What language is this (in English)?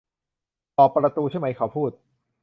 Thai